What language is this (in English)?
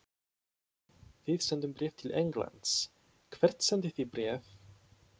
Icelandic